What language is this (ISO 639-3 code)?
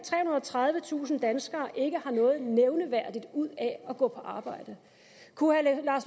dan